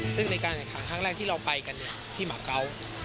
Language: Thai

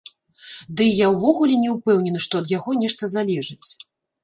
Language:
Belarusian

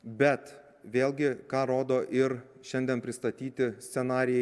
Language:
Lithuanian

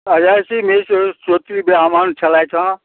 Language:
Maithili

